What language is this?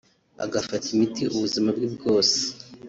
Kinyarwanda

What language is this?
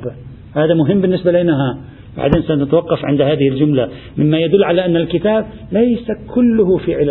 Arabic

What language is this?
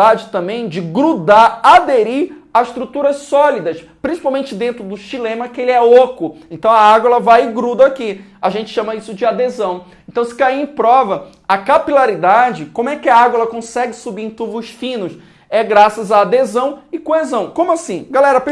Portuguese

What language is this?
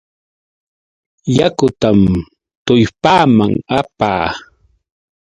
Yauyos Quechua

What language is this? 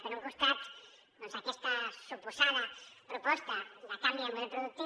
Catalan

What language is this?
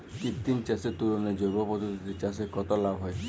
Bangla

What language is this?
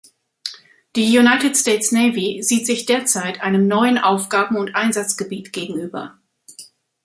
German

